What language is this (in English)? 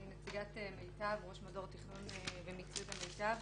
Hebrew